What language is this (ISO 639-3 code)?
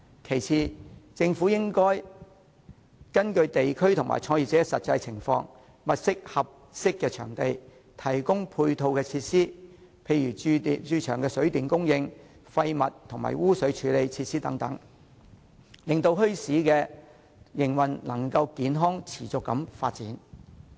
yue